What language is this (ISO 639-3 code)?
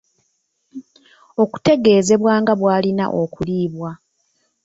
lug